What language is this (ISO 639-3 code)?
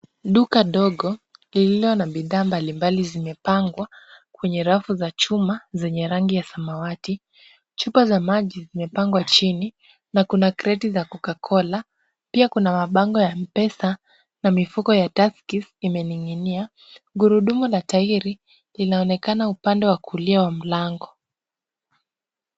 swa